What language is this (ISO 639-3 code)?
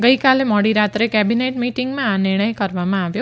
guj